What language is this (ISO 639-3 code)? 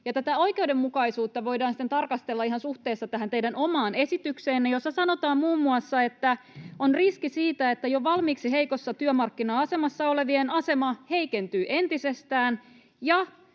fin